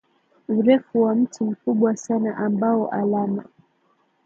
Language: Swahili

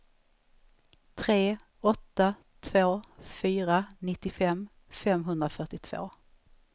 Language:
Swedish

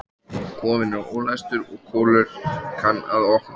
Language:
Icelandic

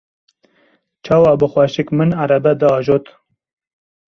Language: Kurdish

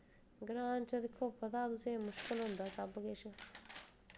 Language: Dogri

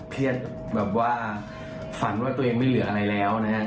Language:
Thai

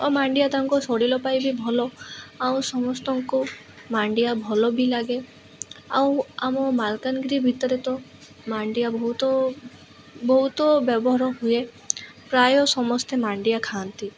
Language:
Odia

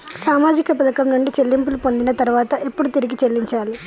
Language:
Telugu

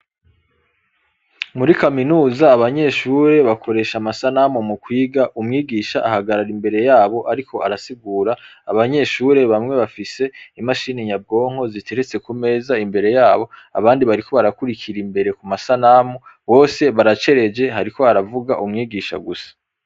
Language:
Rundi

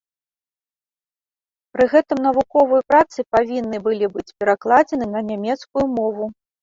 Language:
Belarusian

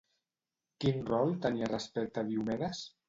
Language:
Catalan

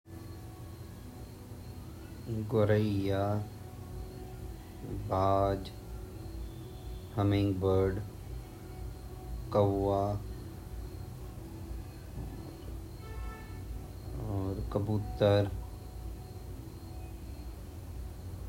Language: Garhwali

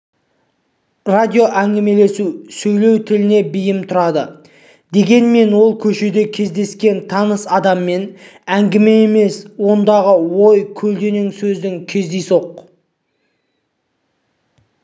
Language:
Kazakh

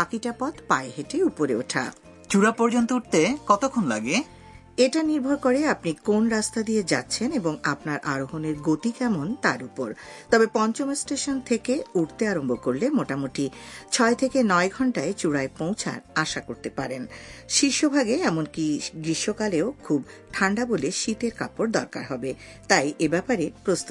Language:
Bangla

